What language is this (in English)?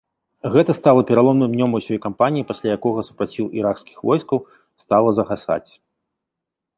Belarusian